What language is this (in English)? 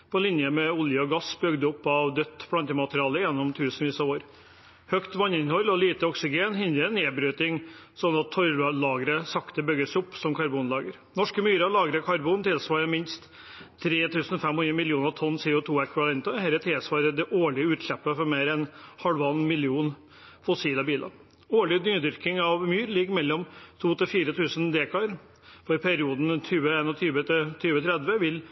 Norwegian Bokmål